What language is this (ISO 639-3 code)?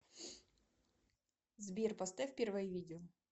rus